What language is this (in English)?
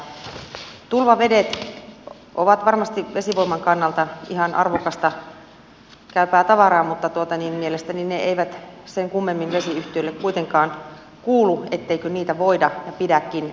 Finnish